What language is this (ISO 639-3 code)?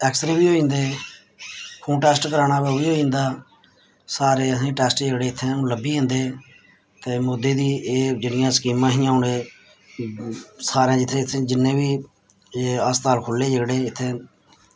doi